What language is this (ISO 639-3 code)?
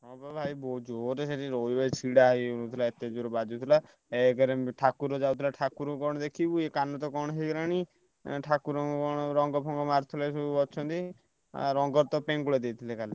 ori